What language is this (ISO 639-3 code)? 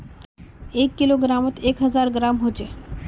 mag